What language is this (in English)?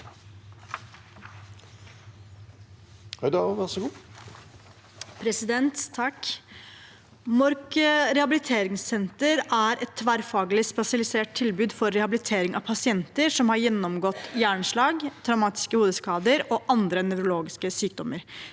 Norwegian